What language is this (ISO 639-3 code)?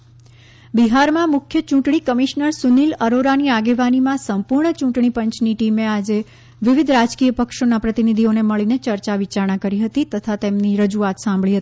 guj